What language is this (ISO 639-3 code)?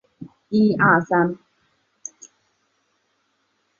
zho